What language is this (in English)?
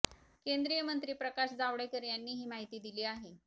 Marathi